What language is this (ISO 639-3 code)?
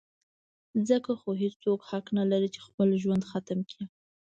pus